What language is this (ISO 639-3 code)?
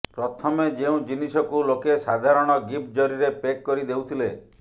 ori